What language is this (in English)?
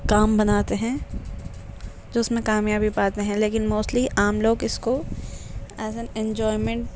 Urdu